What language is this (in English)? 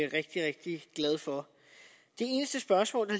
Danish